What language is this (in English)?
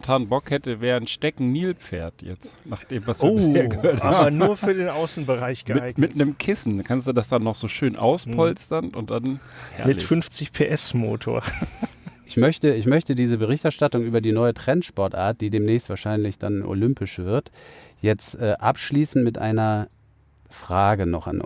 German